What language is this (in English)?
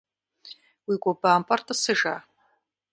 Kabardian